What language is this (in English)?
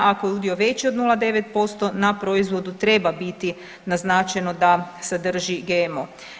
Croatian